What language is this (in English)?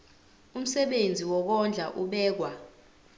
Zulu